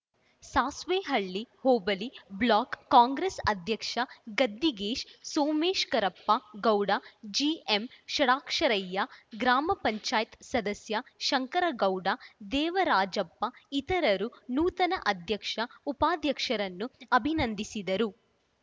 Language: Kannada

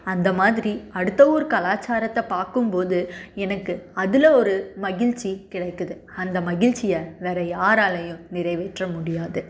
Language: Tamil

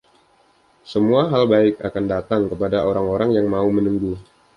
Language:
Indonesian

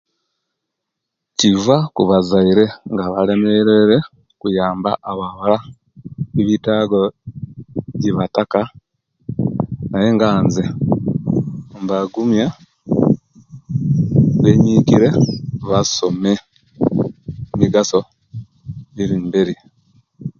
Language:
Kenyi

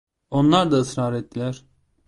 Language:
Turkish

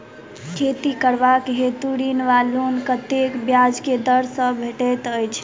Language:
Maithili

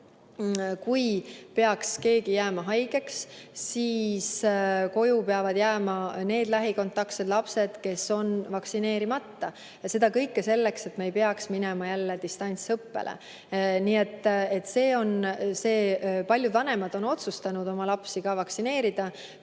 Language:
Estonian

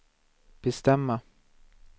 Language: Swedish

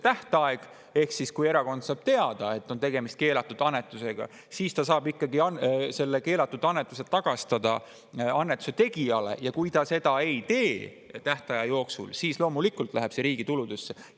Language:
Estonian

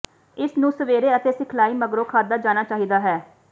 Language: Punjabi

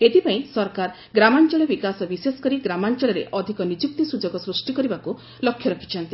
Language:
Odia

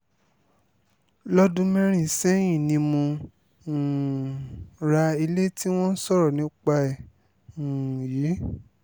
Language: Yoruba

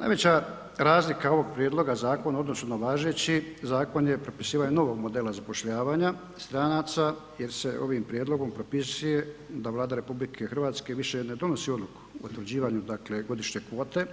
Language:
Croatian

